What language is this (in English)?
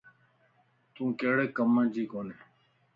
Lasi